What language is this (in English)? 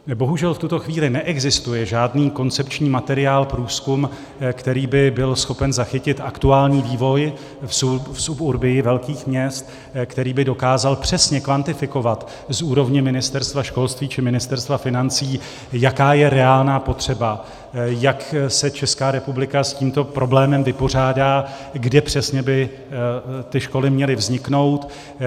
Czech